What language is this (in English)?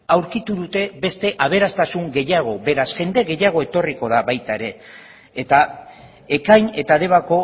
Basque